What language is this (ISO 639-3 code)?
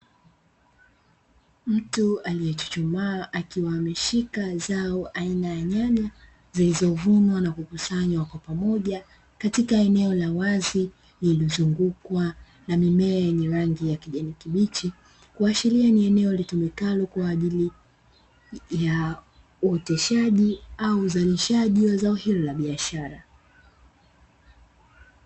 swa